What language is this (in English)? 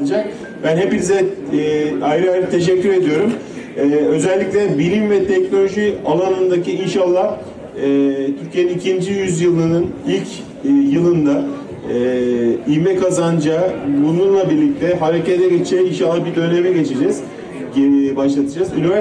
Turkish